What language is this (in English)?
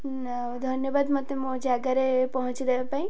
Odia